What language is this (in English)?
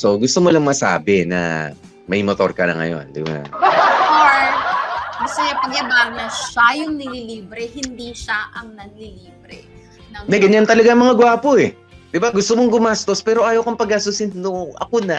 Filipino